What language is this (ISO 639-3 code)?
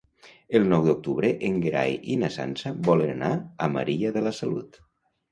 cat